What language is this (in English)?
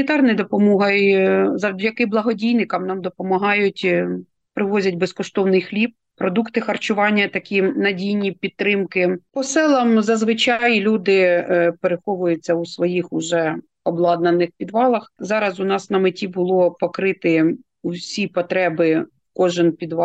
Ukrainian